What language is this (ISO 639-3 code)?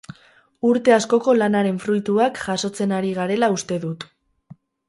eus